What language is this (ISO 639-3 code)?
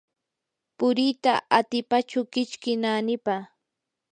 qur